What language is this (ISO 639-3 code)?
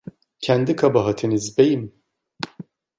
tur